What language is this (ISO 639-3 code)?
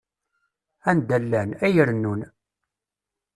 kab